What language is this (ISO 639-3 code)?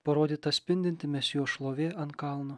lit